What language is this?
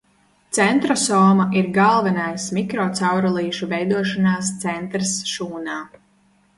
Latvian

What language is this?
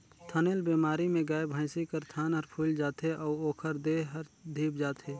Chhattisgarhi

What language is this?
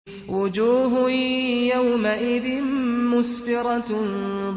Arabic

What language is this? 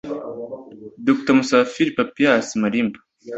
Kinyarwanda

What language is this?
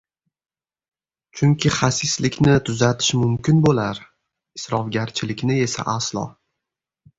Uzbek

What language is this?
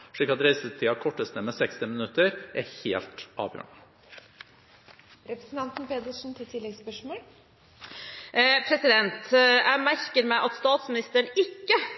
Norwegian Bokmål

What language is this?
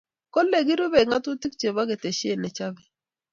Kalenjin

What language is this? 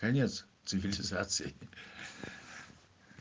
Russian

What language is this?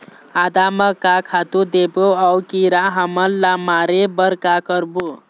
Chhattisgarhi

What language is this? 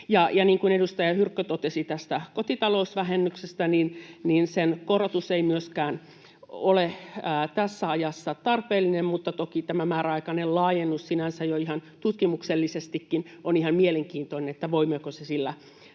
Finnish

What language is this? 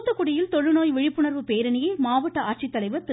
Tamil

